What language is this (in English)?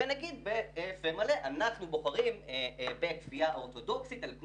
Hebrew